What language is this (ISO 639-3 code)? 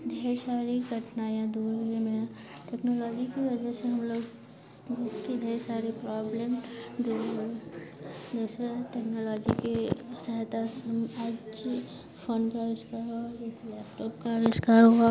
hin